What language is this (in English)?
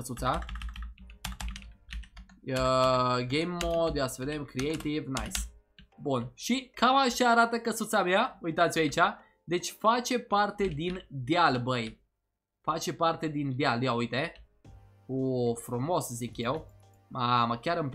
Romanian